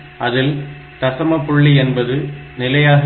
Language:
Tamil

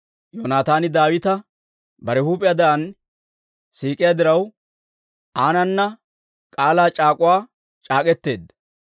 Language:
Dawro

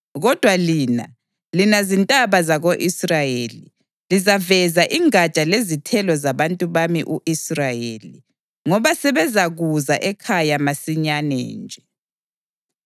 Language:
North Ndebele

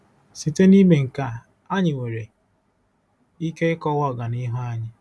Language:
Igbo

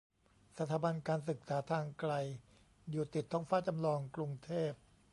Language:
Thai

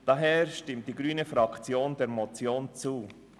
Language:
Swiss German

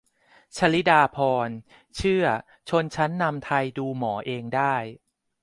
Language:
Thai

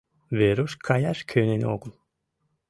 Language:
Mari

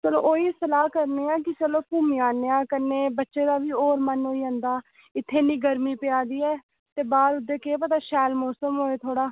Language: Dogri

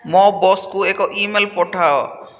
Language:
Odia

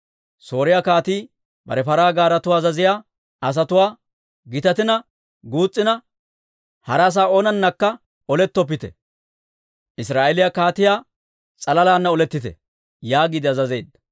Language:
Dawro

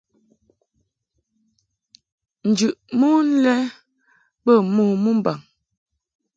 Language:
Mungaka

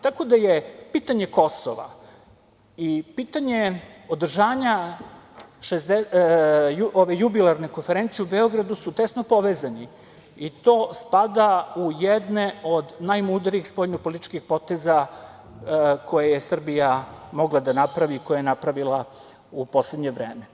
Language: Serbian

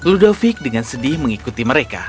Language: Indonesian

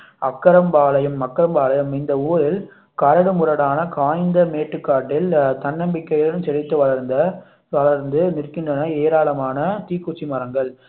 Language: Tamil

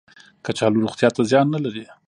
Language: Pashto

